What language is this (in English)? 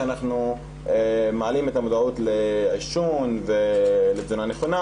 Hebrew